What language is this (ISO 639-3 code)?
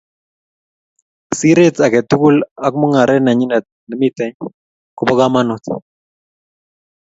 kln